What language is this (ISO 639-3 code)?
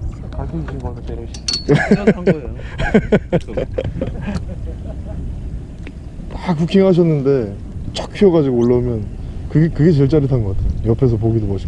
kor